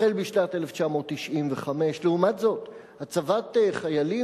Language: Hebrew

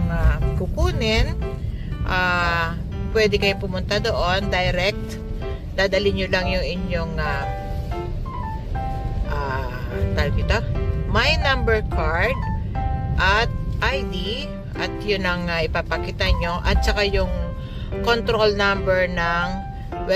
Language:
Filipino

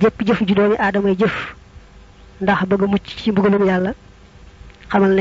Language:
Arabic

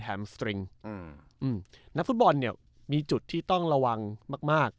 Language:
Thai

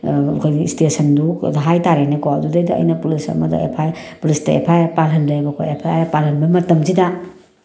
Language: Manipuri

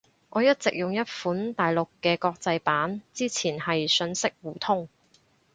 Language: Cantonese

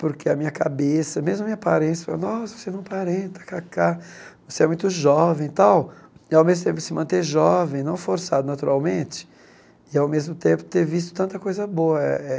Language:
Portuguese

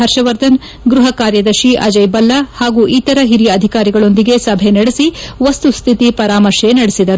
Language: Kannada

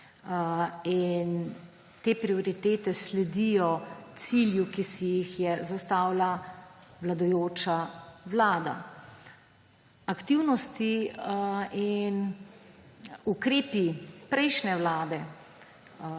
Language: Slovenian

